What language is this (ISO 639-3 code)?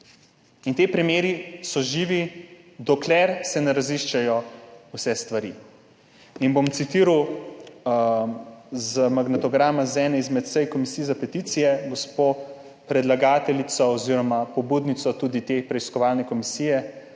slv